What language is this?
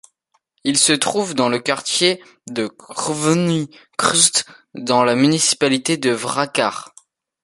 French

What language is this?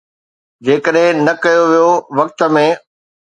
Sindhi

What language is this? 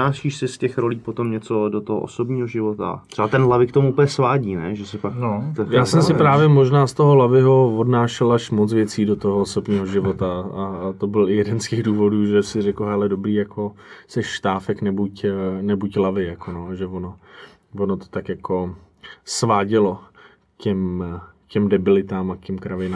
Czech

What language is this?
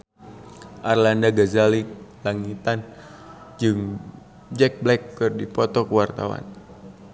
Sundanese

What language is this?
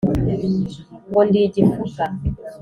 Kinyarwanda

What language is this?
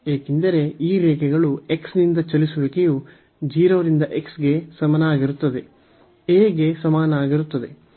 Kannada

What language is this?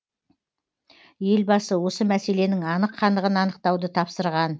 Kazakh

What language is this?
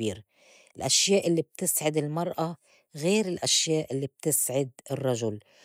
North Levantine Arabic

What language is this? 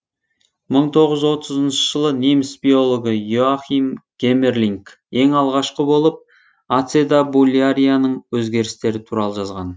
Kazakh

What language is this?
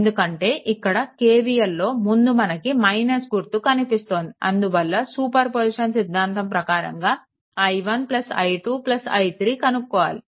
Telugu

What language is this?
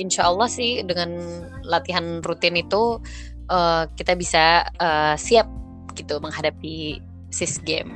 Indonesian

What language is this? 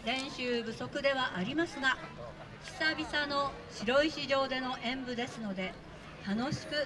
Japanese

